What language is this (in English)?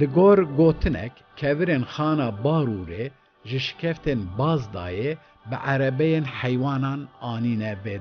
Turkish